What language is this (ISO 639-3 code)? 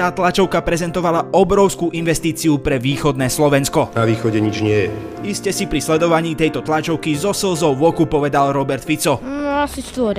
slk